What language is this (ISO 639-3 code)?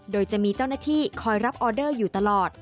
tha